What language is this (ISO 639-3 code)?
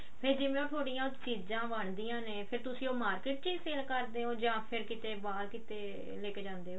pan